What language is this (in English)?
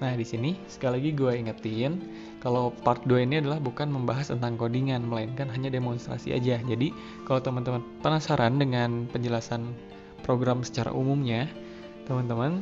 Indonesian